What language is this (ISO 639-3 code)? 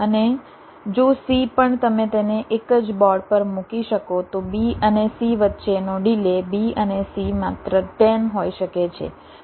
guj